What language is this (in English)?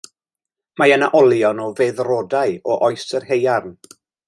Welsh